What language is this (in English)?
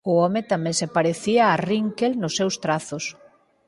Galician